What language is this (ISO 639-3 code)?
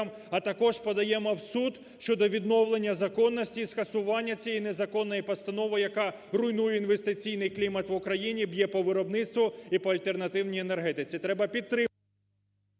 ukr